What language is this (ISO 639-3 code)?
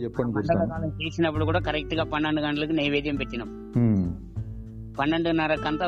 tel